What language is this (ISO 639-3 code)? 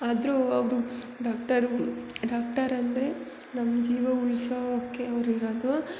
kan